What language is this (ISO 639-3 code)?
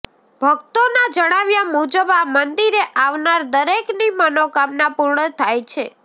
guj